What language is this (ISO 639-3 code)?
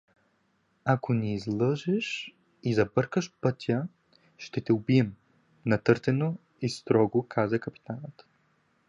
bul